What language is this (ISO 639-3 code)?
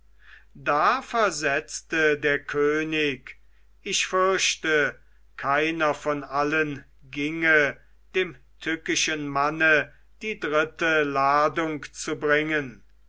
deu